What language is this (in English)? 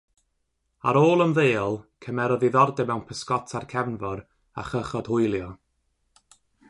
Welsh